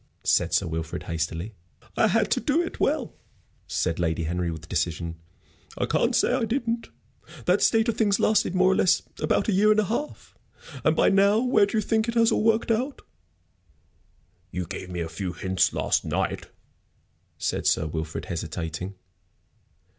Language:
English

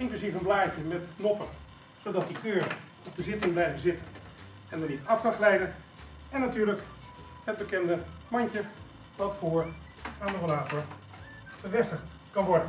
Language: Dutch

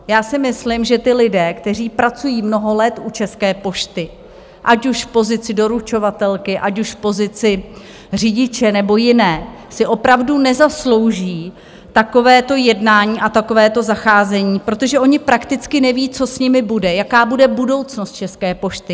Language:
Czech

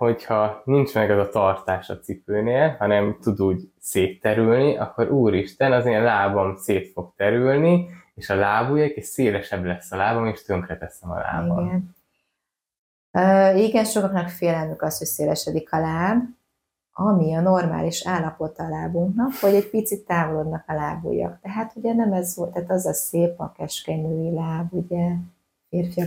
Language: Hungarian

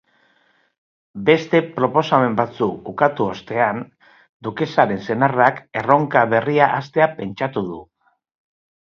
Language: Basque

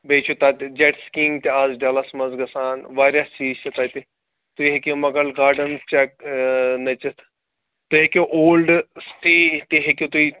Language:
Kashmiri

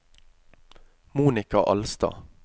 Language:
Norwegian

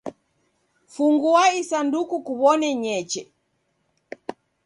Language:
Taita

